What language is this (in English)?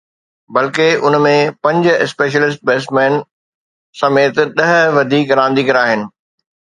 Sindhi